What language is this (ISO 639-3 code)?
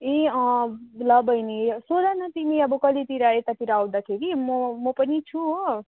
nep